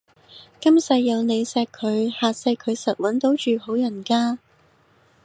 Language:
Cantonese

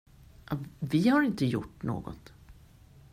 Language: Swedish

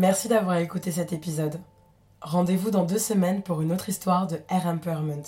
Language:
French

